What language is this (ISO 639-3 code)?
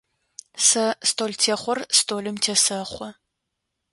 ady